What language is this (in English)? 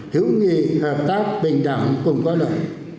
Vietnamese